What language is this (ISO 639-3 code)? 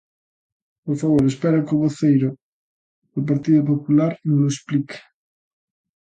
glg